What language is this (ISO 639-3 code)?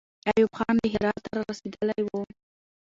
pus